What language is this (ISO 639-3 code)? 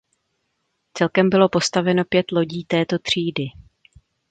ces